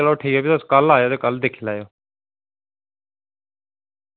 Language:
Dogri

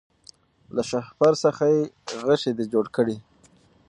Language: Pashto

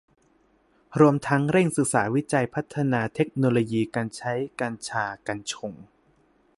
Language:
Thai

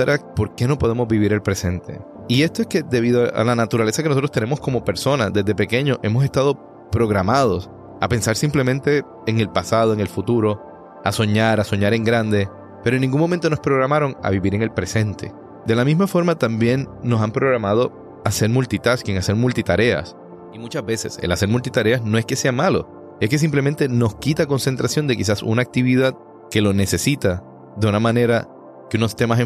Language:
Spanish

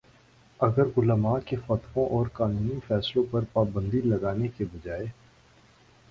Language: Urdu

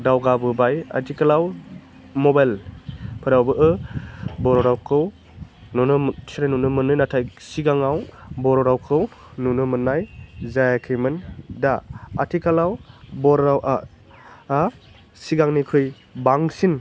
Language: Bodo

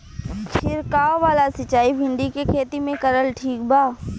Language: Bhojpuri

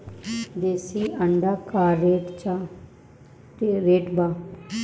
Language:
Bhojpuri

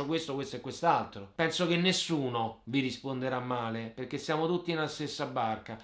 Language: Italian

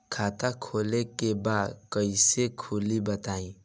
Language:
Bhojpuri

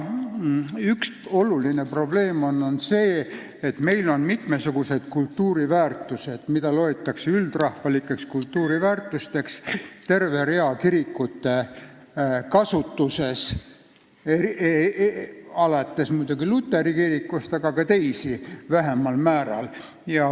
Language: Estonian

